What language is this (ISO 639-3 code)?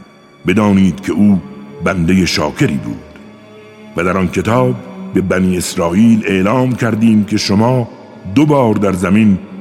fas